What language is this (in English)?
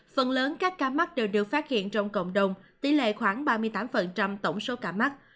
Vietnamese